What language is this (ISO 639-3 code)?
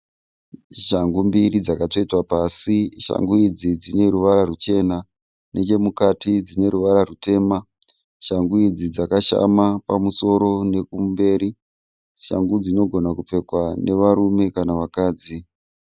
sna